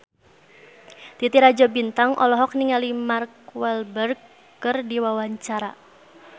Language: Sundanese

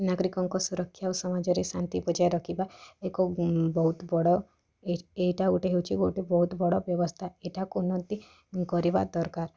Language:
Odia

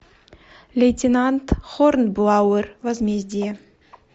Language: Russian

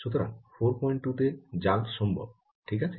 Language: Bangla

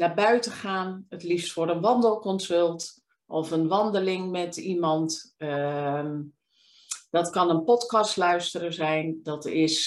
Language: Dutch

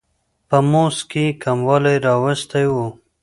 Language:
Pashto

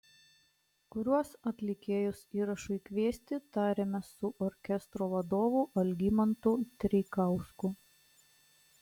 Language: Lithuanian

